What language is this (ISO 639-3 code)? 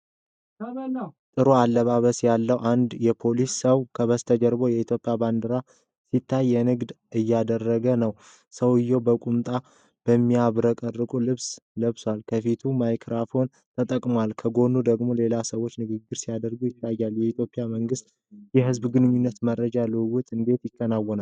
amh